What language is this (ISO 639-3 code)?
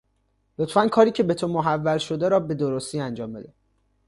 fas